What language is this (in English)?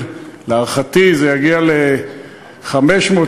Hebrew